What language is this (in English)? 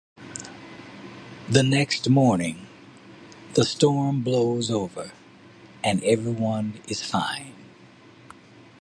English